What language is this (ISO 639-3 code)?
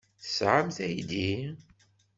kab